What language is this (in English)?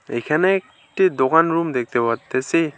Bangla